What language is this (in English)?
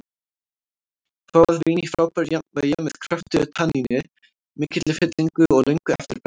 Icelandic